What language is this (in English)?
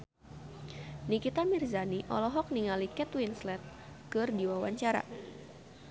Sundanese